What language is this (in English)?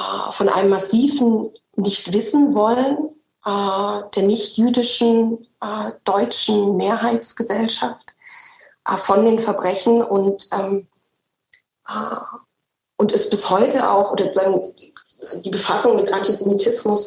German